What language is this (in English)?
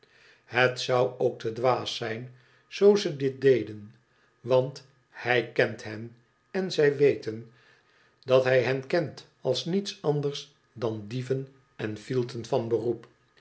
Dutch